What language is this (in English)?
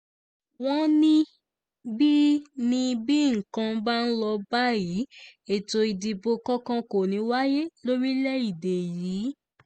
Yoruba